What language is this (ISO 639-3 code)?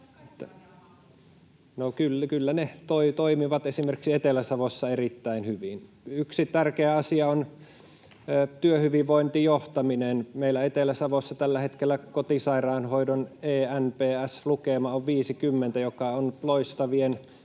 fin